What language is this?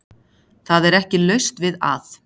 Icelandic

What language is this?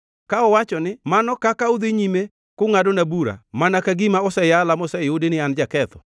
Luo (Kenya and Tanzania)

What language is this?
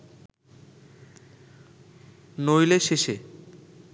Bangla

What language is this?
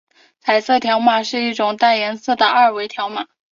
Chinese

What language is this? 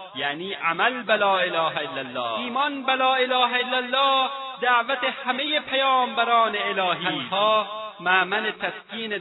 Persian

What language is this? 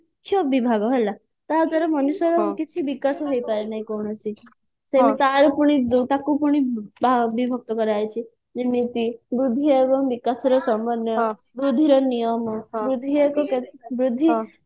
Odia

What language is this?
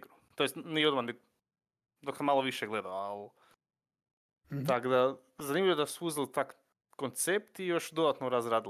Croatian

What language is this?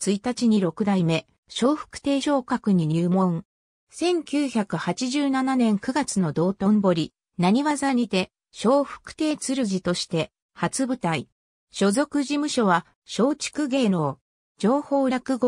Japanese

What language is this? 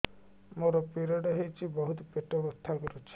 Odia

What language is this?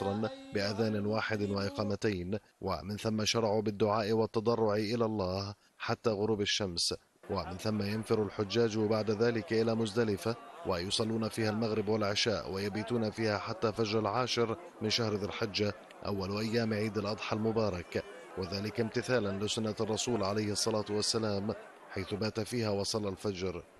Arabic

